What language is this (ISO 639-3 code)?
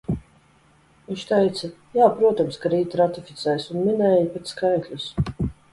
lav